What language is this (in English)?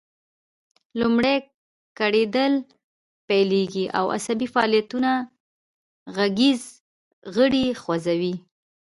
Pashto